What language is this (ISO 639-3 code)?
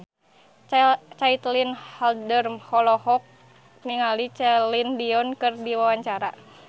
sun